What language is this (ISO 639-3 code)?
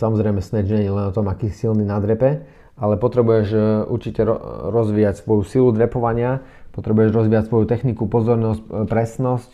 slk